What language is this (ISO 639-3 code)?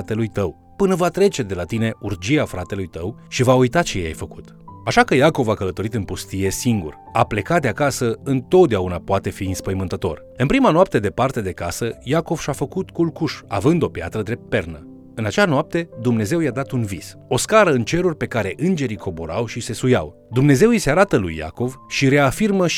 ron